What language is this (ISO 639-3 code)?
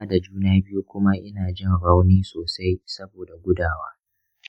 hau